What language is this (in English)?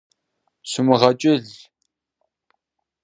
Kabardian